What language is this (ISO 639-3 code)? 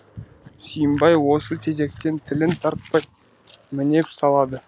kaz